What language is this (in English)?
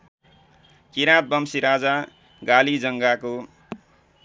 Nepali